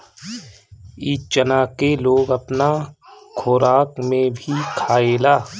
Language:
Bhojpuri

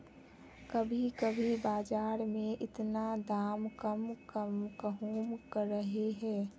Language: Magahi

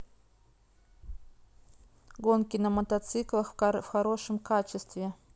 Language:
Russian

